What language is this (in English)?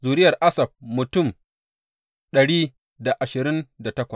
Hausa